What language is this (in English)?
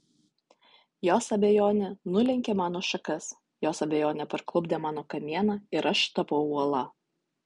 Lithuanian